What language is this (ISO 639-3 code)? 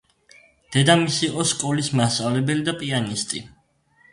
kat